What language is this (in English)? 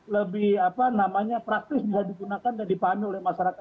Indonesian